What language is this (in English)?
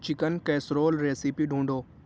Urdu